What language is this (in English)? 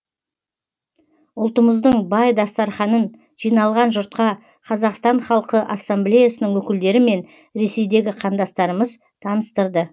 Kazakh